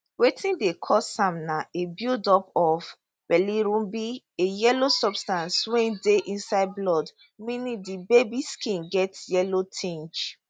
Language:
Nigerian Pidgin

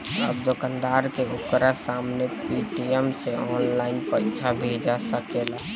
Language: Bhojpuri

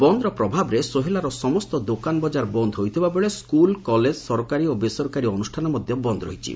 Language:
Odia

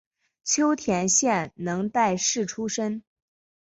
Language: Chinese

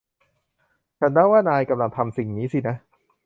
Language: Thai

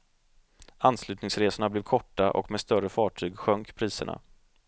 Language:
Swedish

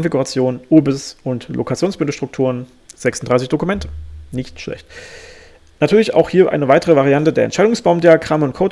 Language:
German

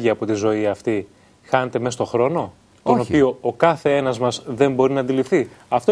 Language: Greek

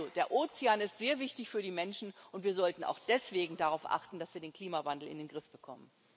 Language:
German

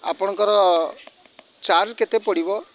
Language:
Odia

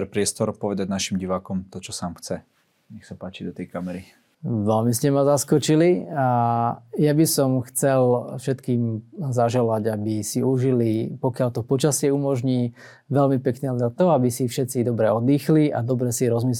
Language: Slovak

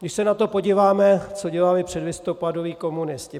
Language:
Czech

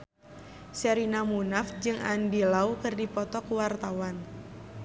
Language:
Sundanese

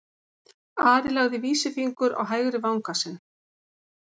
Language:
Icelandic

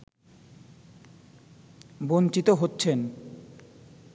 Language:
Bangla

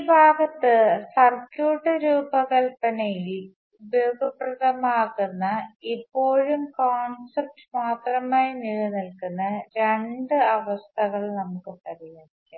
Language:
Malayalam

